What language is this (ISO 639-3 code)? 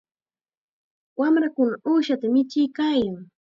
qxa